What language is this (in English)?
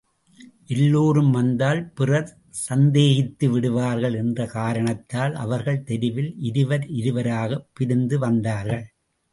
Tamil